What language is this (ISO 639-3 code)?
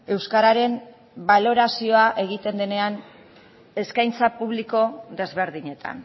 eus